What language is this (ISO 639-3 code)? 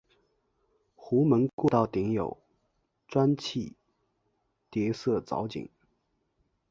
zho